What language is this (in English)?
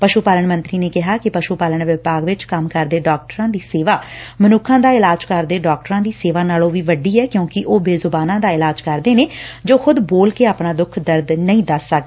Punjabi